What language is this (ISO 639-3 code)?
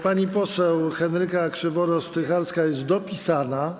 pol